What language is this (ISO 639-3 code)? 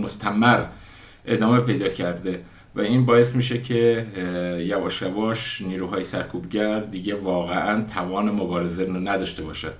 fas